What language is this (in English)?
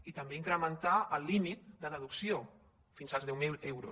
Catalan